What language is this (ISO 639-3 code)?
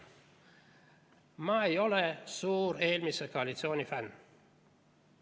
est